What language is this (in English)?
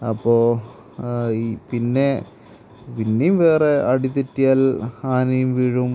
Malayalam